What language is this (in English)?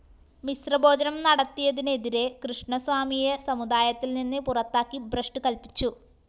Malayalam